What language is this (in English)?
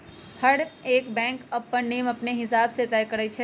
Magahi